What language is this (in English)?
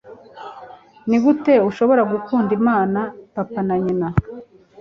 Kinyarwanda